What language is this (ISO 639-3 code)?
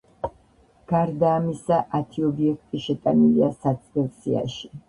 kat